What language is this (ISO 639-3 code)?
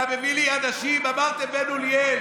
heb